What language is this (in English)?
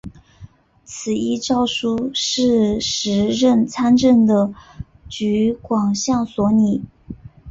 Chinese